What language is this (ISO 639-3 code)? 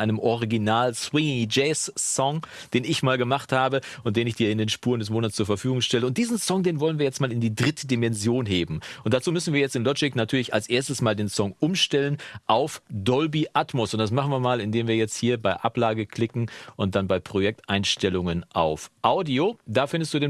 deu